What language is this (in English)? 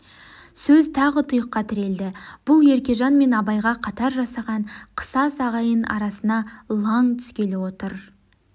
Kazakh